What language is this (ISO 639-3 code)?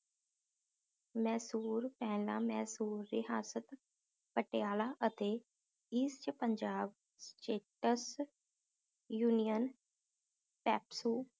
pan